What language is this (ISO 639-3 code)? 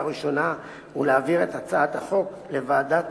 heb